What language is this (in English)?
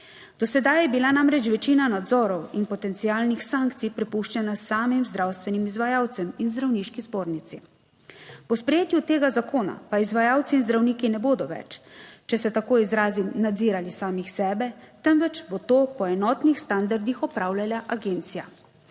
Slovenian